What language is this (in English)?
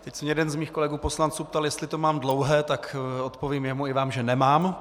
Czech